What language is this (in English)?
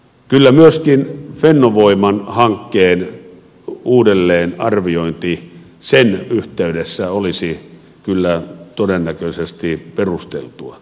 Finnish